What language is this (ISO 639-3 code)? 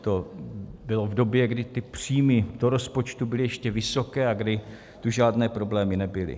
ces